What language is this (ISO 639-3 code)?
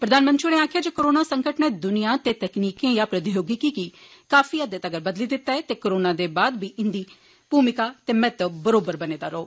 doi